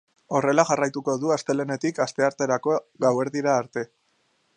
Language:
Basque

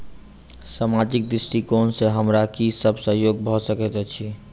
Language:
Maithili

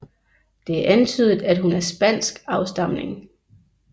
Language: Danish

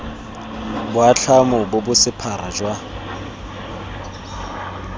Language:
Tswana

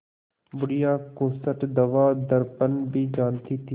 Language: Hindi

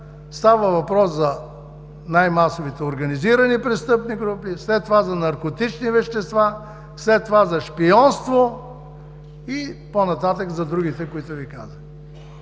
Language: Bulgarian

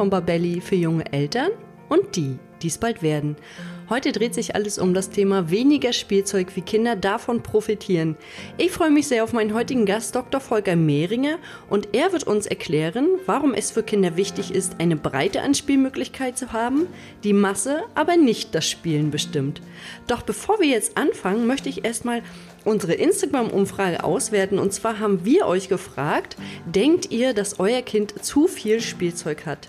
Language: German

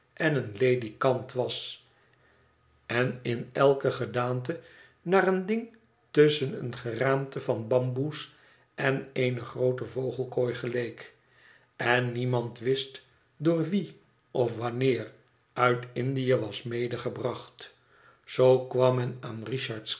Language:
Dutch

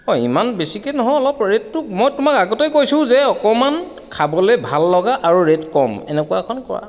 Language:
Assamese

